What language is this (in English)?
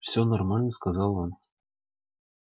Russian